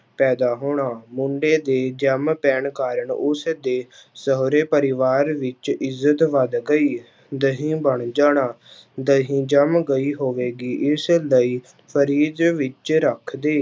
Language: Punjabi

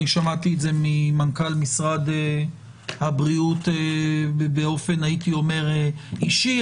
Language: Hebrew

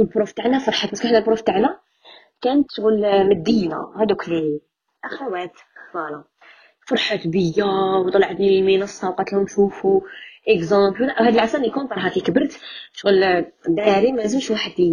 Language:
Arabic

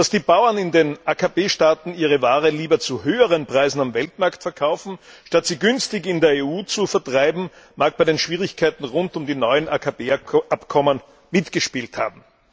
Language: German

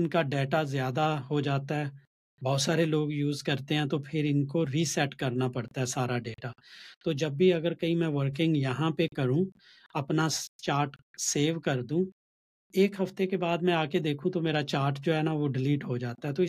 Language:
Urdu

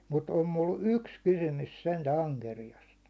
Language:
Finnish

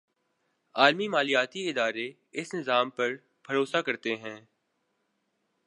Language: Urdu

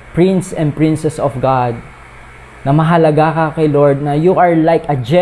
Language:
Filipino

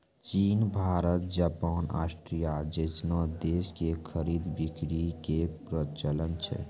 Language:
Maithili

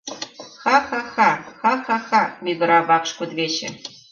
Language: Mari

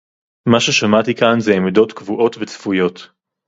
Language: Hebrew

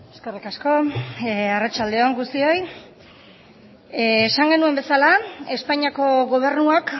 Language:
Basque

